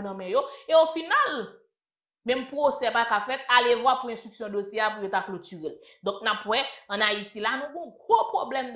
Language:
French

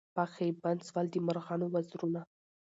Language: Pashto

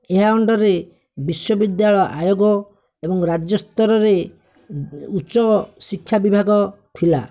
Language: Odia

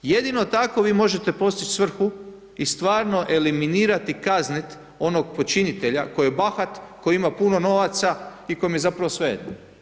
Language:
Croatian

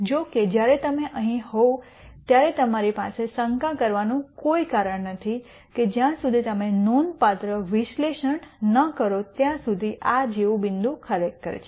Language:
Gujarati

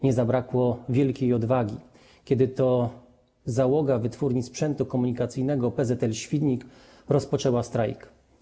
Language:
Polish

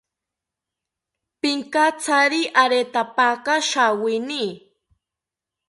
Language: South Ucayali Ashéninka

